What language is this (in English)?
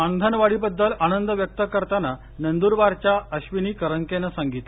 Marathi